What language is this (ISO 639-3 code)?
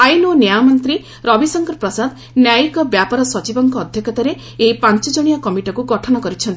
ori